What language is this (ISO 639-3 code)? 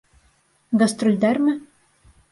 bak